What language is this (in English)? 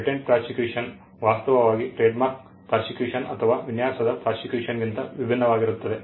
Kannada